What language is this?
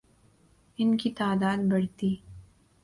Urdu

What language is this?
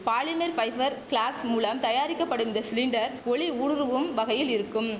Tamil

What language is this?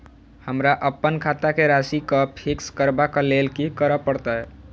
Maithili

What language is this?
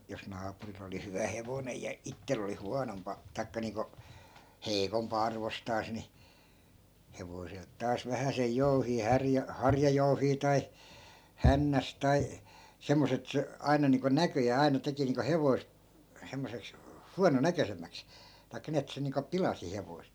Finnish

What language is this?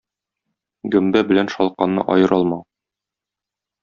Tatar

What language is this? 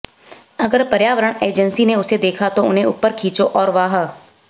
Hindi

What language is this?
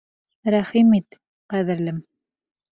Bashkir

